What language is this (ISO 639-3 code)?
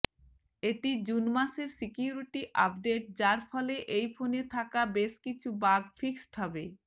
ben